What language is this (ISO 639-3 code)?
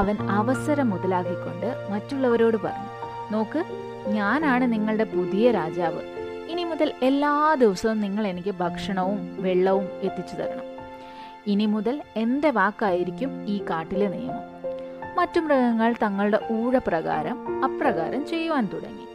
mal